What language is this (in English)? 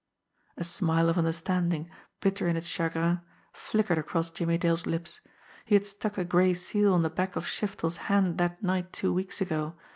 English